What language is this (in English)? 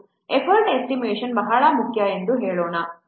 Kannada